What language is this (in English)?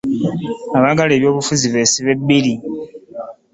Ganda